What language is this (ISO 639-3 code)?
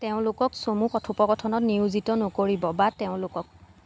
asm